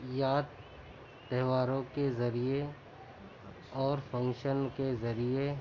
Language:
Urdu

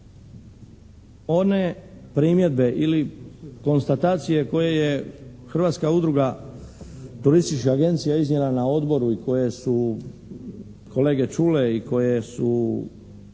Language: Croatian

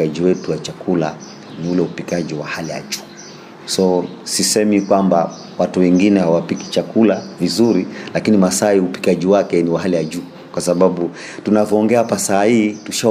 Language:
Swahili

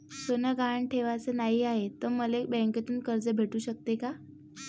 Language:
Marathi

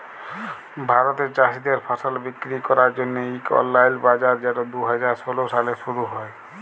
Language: Bangla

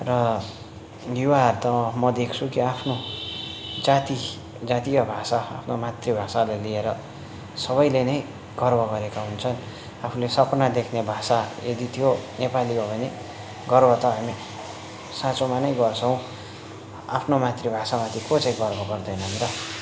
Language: Nepali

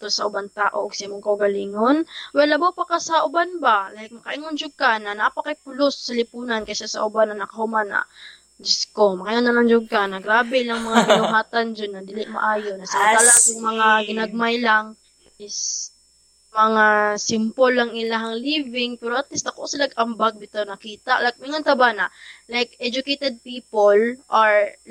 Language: Filipino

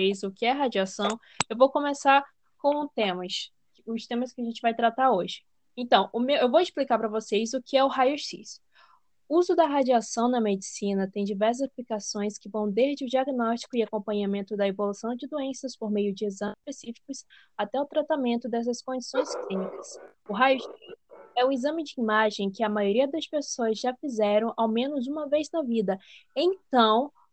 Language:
Portuguese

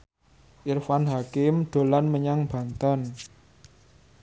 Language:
Javanese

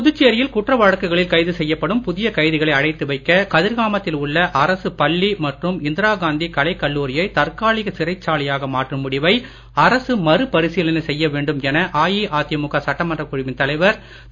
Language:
Tamil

